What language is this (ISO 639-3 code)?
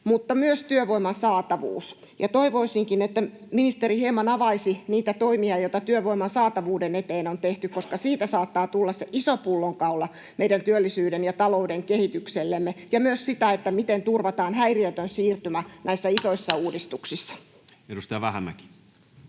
fin